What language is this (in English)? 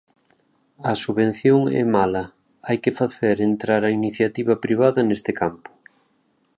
Galician